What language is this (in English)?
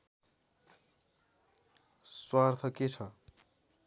Nepali